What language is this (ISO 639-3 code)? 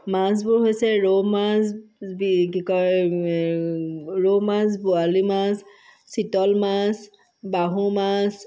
asm